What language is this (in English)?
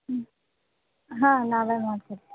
Kannada